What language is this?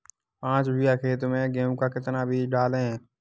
Hindi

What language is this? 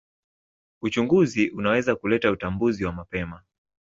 Swahili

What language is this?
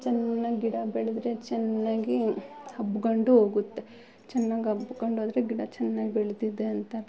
Kannada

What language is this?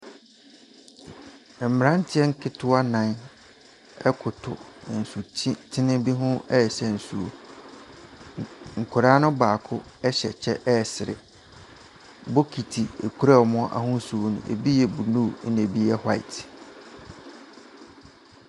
Akan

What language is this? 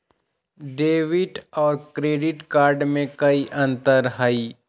Magahi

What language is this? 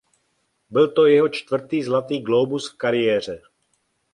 Czech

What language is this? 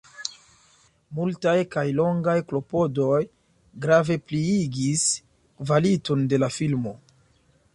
Esperanto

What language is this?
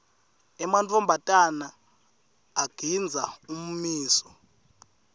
Swati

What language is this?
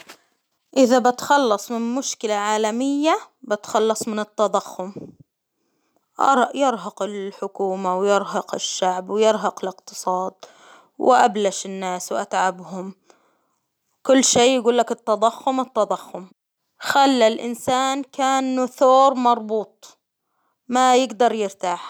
Hijazi Arabic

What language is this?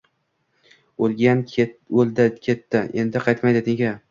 Uzbek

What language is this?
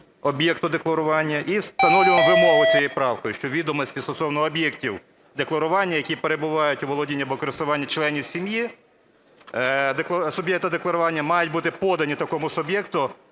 Ukrainian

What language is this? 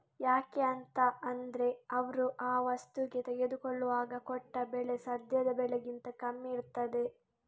Kannada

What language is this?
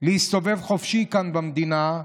Hebrew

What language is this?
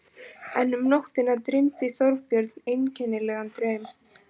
Icelandic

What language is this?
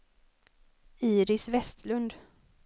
Swedish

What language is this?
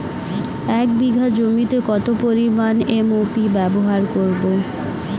Bangla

